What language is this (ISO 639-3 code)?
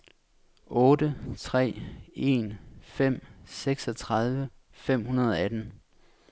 dan